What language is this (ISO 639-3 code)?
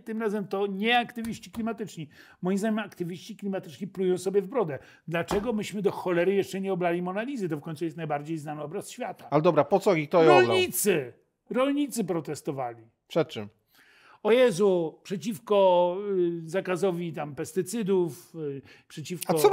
pol